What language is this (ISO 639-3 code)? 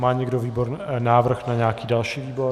ces